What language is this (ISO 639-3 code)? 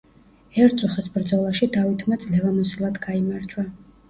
kat